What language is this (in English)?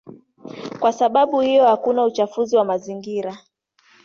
Swahili